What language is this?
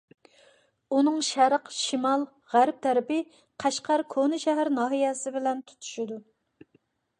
Uyghur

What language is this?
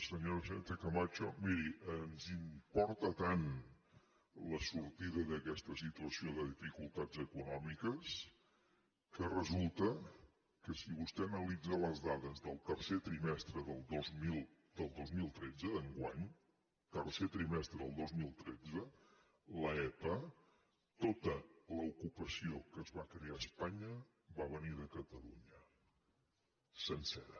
Catalan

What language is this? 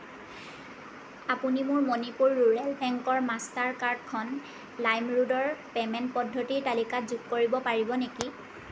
Assamese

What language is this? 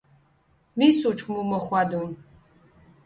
Mingrelian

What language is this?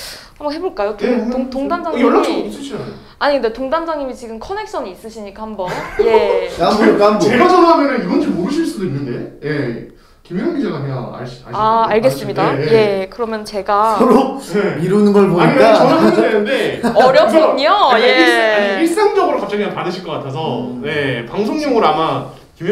Korean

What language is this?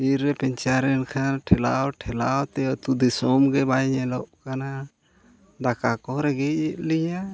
Santali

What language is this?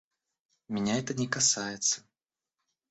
Russian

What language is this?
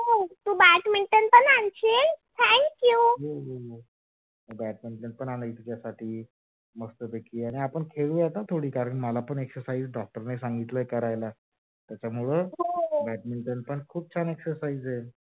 Marathi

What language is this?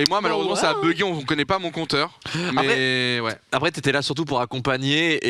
French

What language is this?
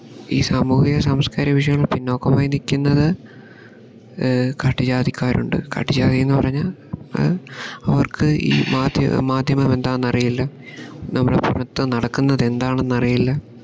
Malayalam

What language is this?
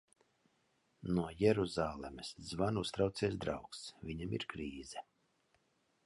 Latvian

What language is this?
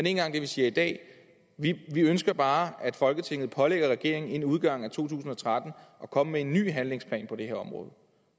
Danish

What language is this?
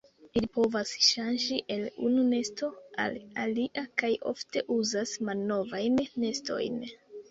Esperanto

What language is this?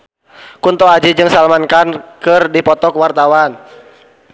Sundanese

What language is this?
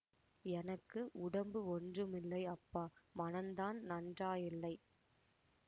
Tamil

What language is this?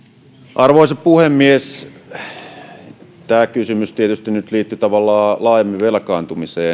Finnish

